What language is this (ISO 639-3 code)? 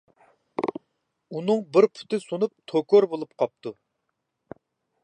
uig